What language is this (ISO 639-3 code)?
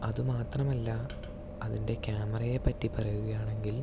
mal